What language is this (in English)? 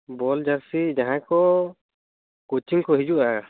Santali